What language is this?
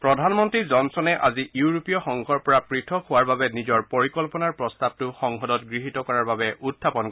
Assamese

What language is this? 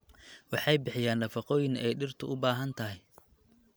Somali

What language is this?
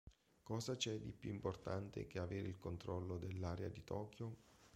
Italian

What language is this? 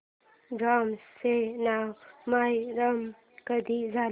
Marathi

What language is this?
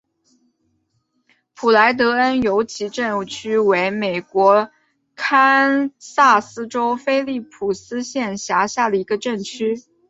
Chinese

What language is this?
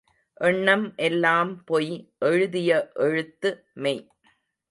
Tamil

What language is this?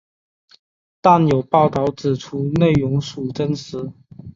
Chinese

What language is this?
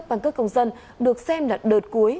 Vietnamese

